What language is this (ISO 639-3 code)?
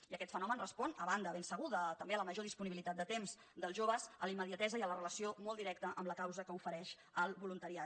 cat